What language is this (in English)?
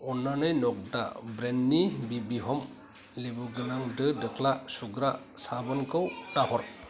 Bodo